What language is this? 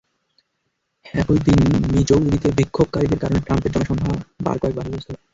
Bangla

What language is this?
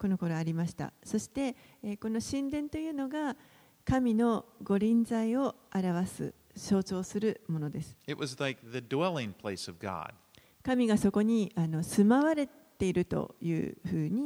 Japanese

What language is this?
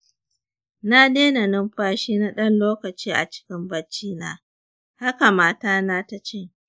Hausa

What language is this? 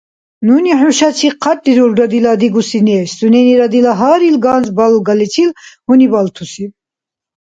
Dargwa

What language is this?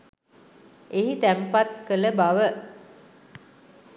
Sinhala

